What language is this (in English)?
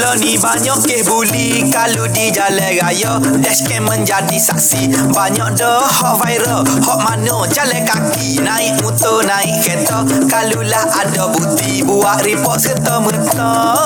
Malay